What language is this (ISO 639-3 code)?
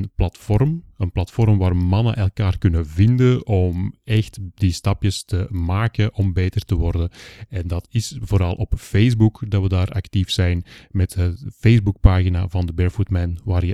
nld